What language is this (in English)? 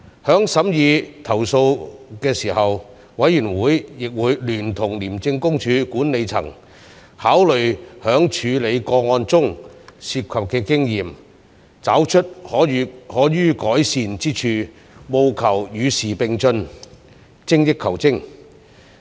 Cantonese